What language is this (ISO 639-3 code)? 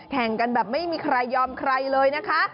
tha